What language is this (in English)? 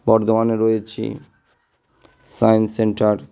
Bangla